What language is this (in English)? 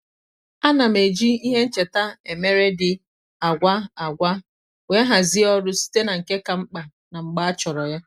Igbo